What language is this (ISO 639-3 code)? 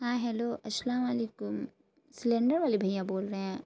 urd